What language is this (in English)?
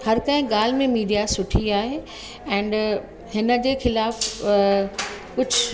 Sindhi